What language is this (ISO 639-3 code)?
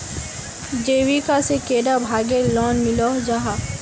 mag